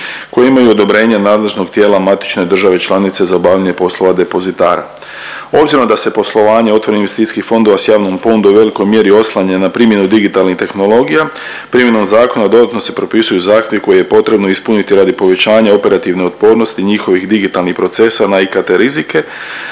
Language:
Croatian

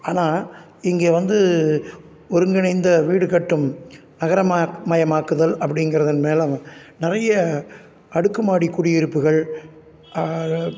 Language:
Tamil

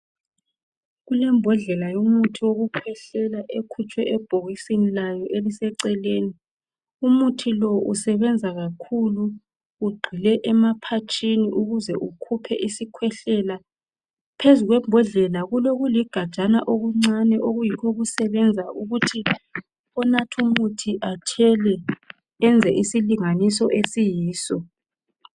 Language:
North Ndebele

